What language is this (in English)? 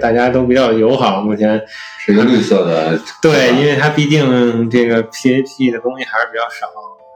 Chinese